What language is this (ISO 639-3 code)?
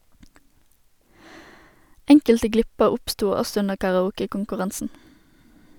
nor